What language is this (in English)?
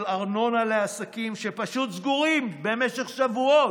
Hebrew